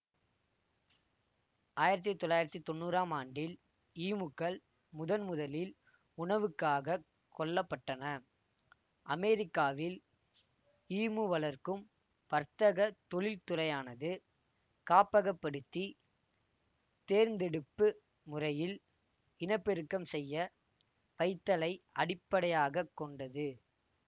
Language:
Tamil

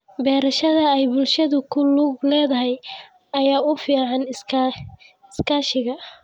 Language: Somali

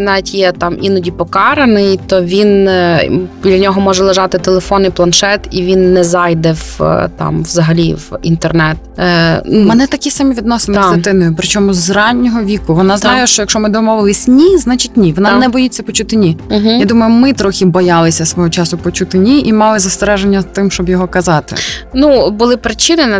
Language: Ukrainian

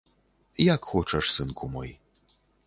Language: Belarusian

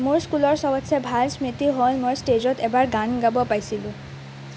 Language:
Assamese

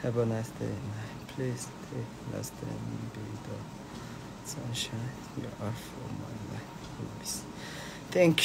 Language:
Korean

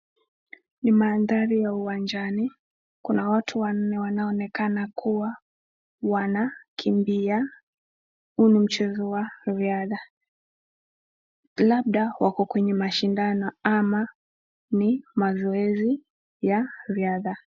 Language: Swahili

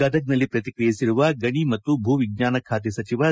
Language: Kannada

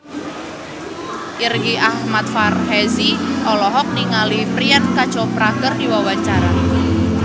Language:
Sundanese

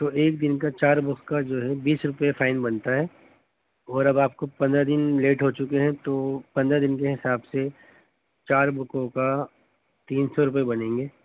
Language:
Urdu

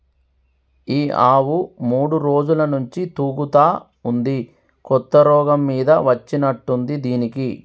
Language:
Telugu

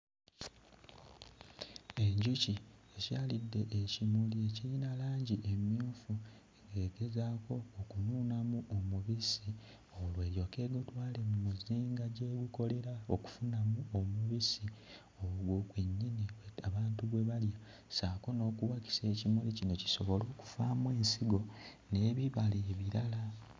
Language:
Ganda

